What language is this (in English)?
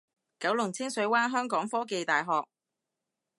Cantonese